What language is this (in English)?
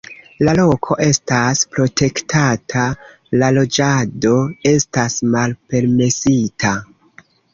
Esperanto